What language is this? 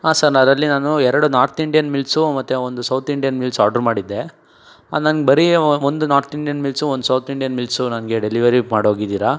Kannada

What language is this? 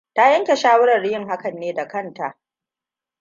Hausa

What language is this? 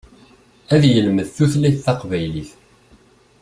Kabyle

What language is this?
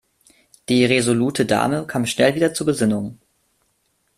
German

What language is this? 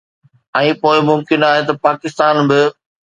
Sindhi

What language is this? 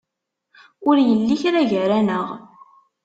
Kabyle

